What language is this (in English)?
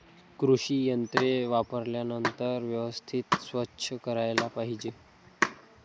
Marathi